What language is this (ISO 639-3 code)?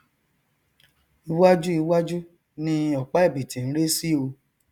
yor